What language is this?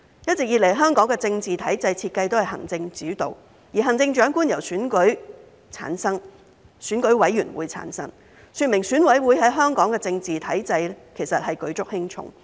Cantonese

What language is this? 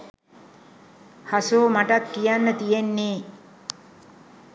Sinhala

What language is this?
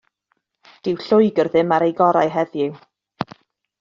Welsh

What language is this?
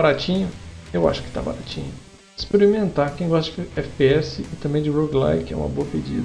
Portuguese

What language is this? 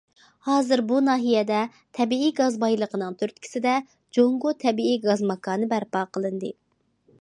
Uyghur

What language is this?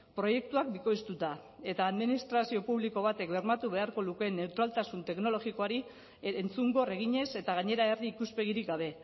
Basque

